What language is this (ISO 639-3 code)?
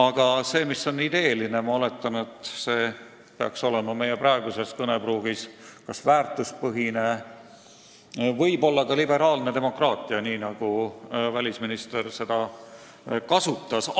est